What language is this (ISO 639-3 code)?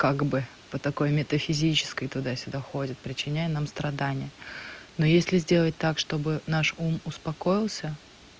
rus